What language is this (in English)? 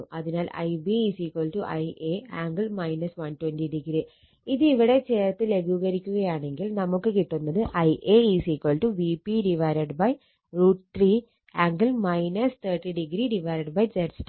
Malayalam